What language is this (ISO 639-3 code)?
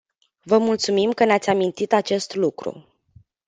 ron